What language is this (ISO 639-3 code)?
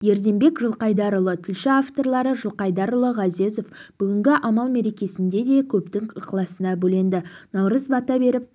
kaz